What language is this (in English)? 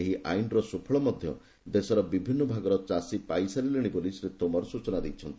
Odia